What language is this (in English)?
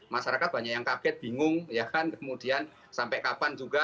Indonesian